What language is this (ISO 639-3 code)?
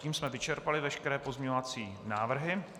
ces